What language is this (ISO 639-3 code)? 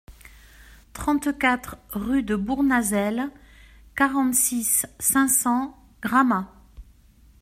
fra